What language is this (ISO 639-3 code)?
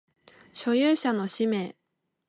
jpn